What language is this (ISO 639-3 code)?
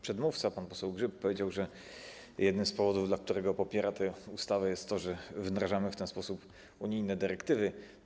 pol